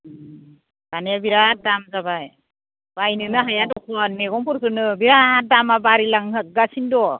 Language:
Bodo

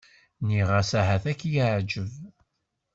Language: Kabyle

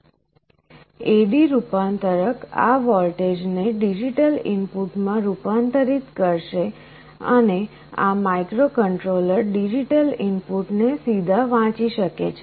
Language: Gujarati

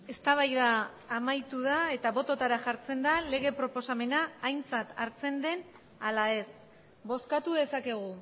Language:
Basque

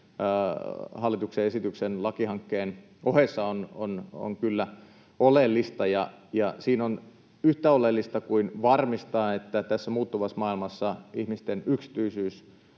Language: Finnish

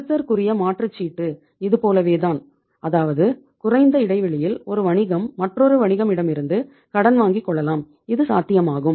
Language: Tamil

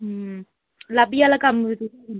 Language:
Dogri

